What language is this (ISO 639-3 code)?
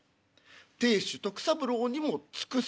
jpn